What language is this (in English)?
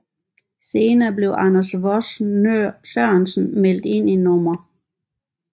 Danish